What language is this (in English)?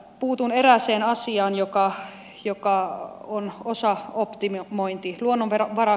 Finnish